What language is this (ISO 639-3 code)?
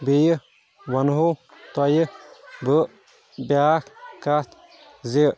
kas